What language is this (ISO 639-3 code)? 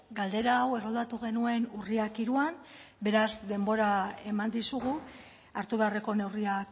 eus